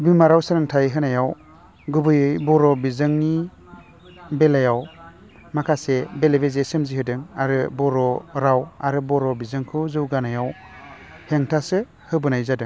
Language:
Bodo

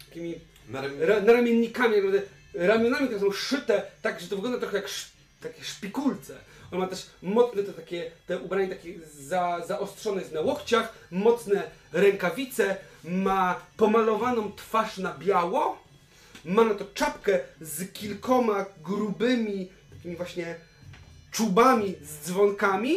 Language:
Polish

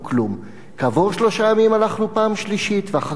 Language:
Hebrew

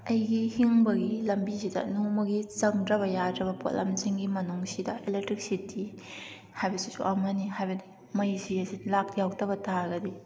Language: Manipuri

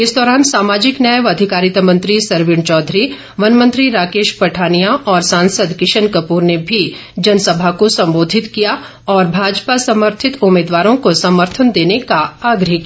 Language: Hindi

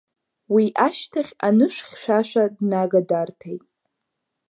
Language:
Abkhazian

